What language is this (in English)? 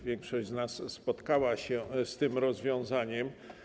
Polish